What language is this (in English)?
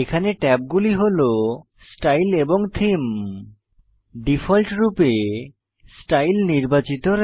Bangla